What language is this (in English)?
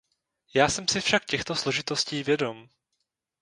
Czech